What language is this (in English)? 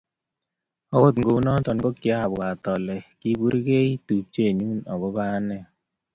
Kalenjin